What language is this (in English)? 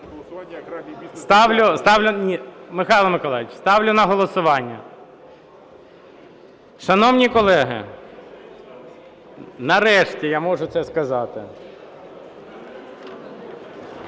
Ukrainian